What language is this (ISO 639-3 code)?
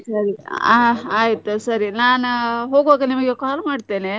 kan